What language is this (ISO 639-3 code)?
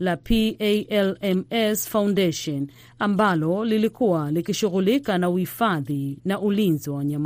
swa